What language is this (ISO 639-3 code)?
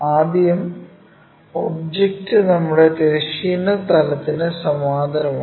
mal